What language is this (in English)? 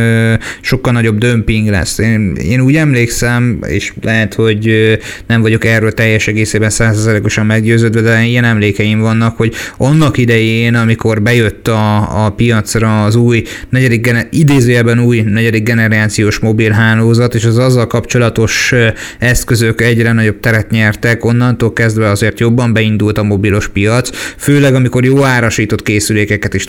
Hungarian